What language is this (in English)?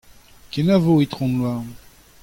Breton